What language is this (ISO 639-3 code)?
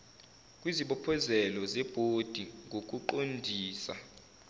zul